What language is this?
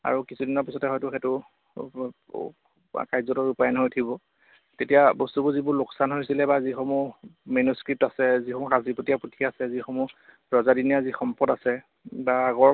Assamese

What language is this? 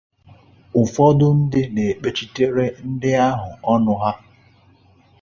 Igbo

